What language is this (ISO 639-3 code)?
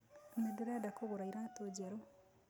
kik